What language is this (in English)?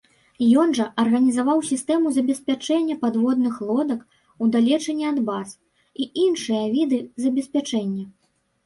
Belarusian